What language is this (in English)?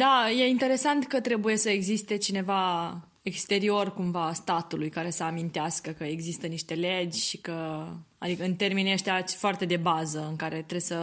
Romanian